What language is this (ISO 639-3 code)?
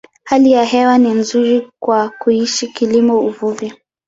swa